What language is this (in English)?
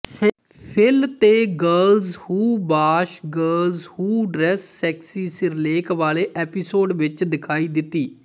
Punjabi